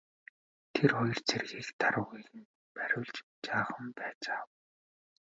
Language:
Mongolian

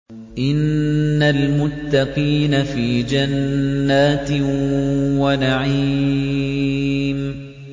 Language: Arabic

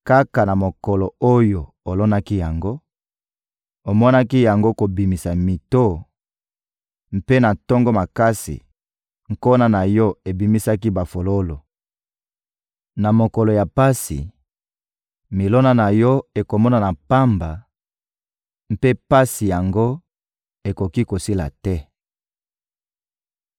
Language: Lingala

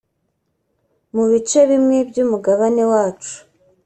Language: Kinyarwanda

